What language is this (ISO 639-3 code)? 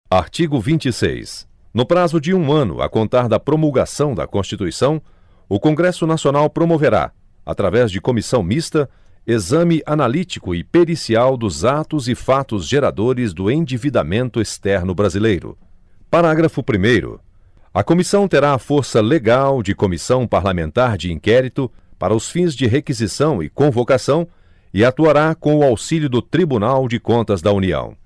por